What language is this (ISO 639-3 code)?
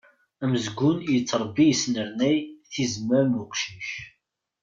kab